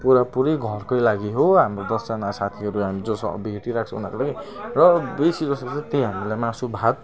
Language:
Nepali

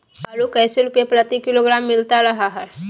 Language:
Magahi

